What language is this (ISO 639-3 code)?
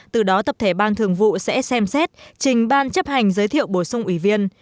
vie